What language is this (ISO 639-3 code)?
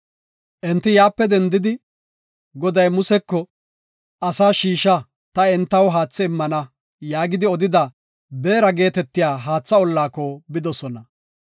gof